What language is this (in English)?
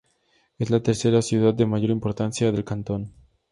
Spanish